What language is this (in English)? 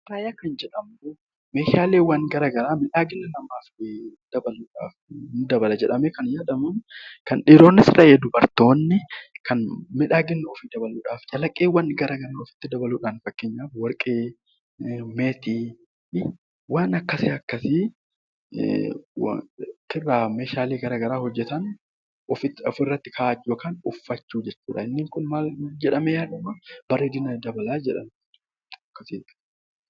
Oromo